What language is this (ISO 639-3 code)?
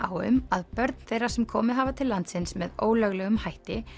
isl